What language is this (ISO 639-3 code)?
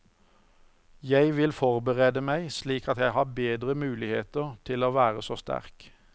nor